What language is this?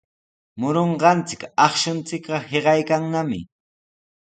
Sihuas Ancash Quechua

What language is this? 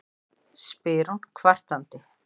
Icelandic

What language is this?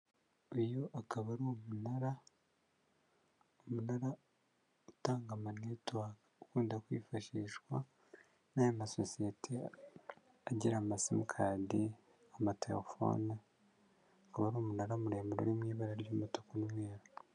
Kinyarwanda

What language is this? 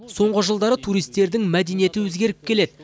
Kazakh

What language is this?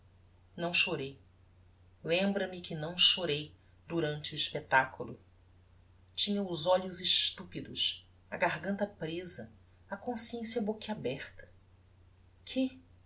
Portuguese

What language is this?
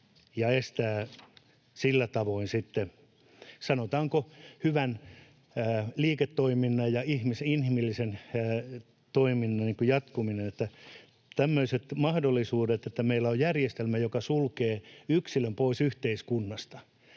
Finnish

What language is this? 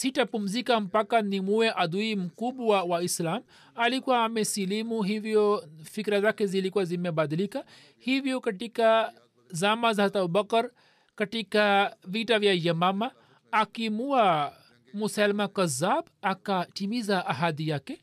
Swahili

